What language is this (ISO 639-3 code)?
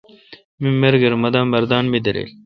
xka